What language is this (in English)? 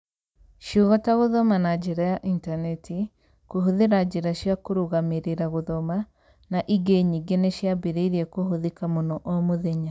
Kikuyu